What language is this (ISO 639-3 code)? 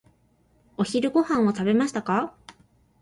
jpn